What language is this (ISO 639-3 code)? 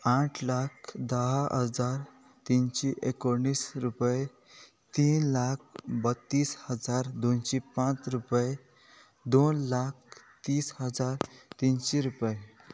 kok